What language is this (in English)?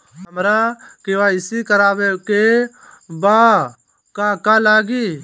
Bhojpuri